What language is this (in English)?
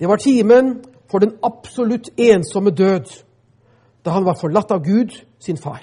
Danish